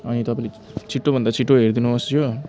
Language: Nepali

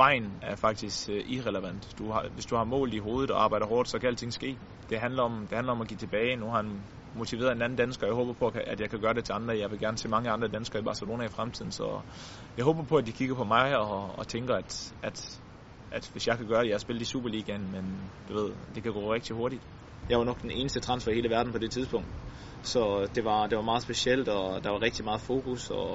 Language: Danish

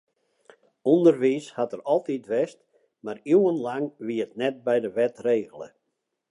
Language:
Western Frisian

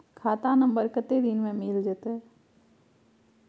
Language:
Maithili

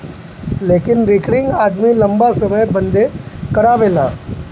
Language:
Bhojpuri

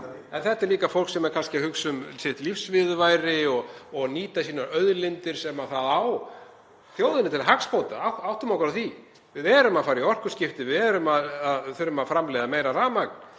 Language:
Icelandic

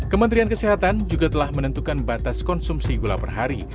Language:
Indonesian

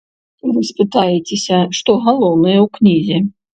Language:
Belarusian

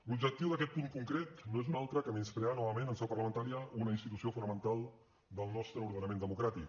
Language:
Catalan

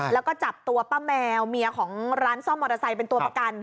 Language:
Thai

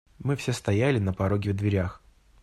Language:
Russian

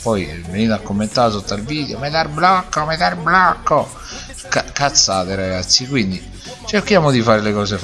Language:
Italian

